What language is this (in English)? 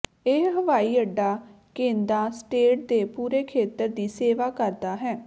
Punjabi